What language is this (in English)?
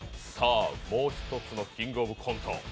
Japanese